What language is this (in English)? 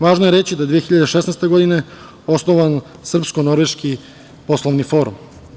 Serbian